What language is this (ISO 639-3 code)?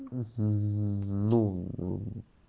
rus